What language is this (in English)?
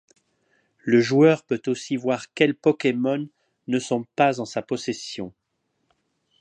French